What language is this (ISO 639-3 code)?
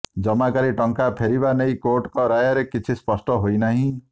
ori